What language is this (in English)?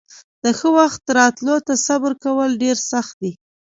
Pashto